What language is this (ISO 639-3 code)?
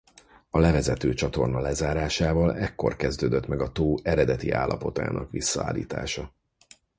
hun